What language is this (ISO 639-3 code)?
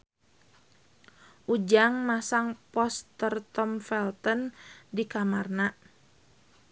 sun